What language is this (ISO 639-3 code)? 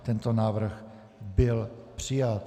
ces